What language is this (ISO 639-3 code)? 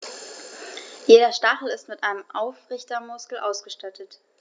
deu